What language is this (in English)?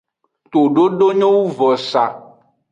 Aja (Benin)